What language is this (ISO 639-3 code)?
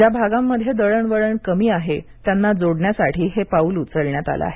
mar